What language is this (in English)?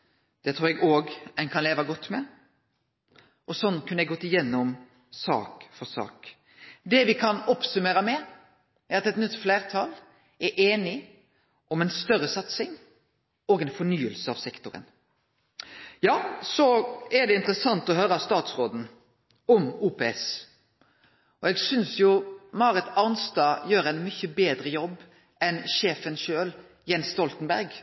Norwegian Nynorsk